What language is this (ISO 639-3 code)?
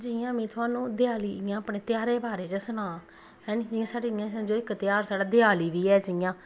doi